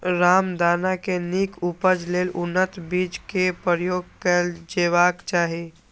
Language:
Maithili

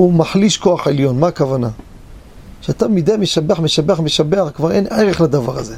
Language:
Hebrew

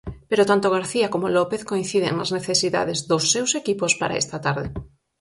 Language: Galician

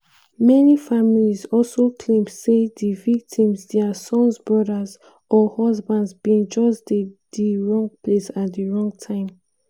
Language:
Nigerian Pidgin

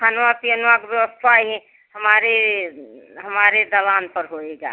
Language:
Hindi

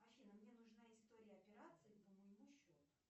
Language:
Russian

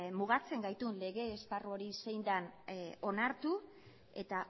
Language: Basque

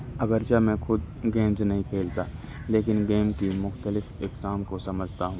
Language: Urdu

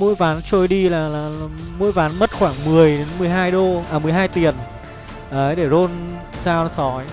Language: Vietnamese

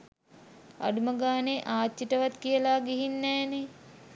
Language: Sinhala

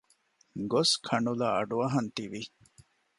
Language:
Divehi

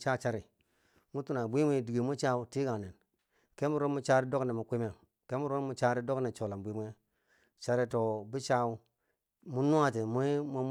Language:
Bangwinji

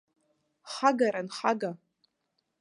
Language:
Abkhazian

